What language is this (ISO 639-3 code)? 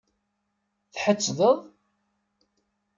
kab